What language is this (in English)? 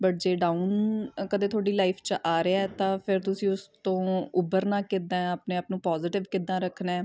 Punjabi